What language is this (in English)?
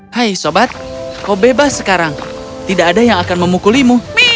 Indonesian